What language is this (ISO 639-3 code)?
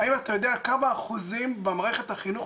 heb